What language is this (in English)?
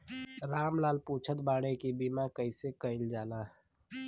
Bhojpuri